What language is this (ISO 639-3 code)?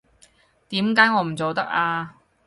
yue